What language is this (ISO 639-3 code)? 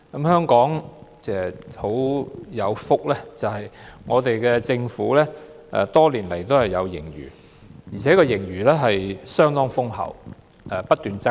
yue